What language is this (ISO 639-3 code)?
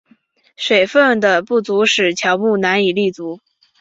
zho